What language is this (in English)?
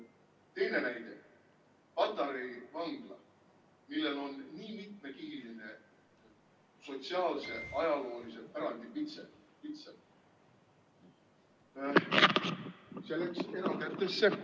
Estonian